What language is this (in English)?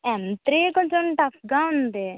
Telugu